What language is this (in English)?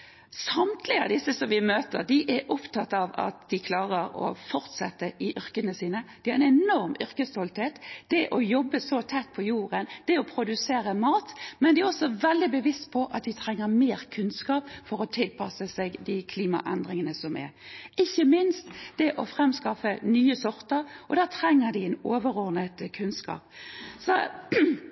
Norwegian Bokmål